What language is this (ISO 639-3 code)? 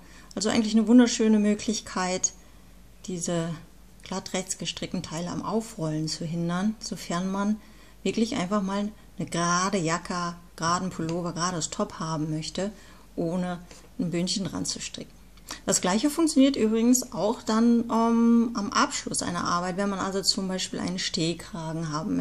deu